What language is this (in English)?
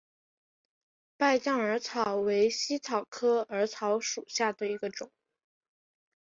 Chinese